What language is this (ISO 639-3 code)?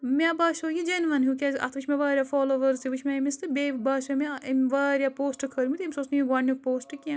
kas